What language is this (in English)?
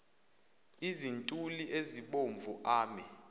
Zulu